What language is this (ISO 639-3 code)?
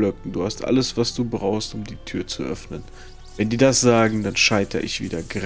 deu